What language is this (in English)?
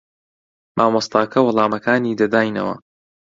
Central Kurdish